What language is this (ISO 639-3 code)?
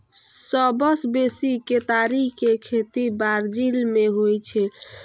mai